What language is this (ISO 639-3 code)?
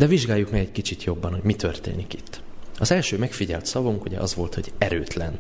hun